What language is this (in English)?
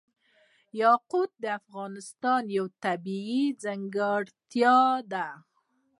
Pashto